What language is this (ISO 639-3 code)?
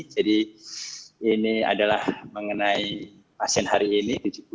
ind